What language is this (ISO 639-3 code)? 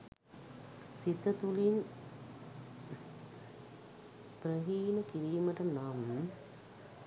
sin